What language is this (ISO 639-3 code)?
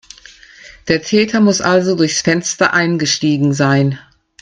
deu